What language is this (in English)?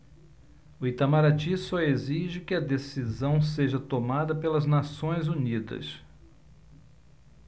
Portuguese